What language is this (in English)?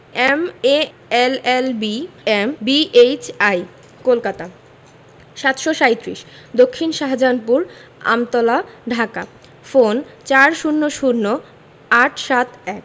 Bangla